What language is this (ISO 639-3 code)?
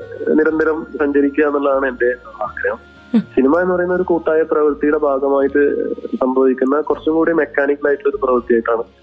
mal